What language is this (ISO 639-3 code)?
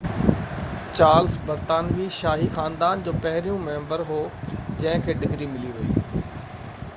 snd